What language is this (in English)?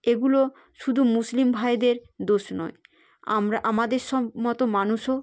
Bangla